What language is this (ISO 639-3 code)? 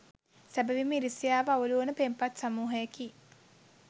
sin